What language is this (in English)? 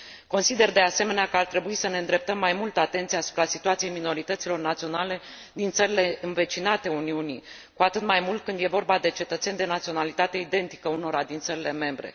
Romanian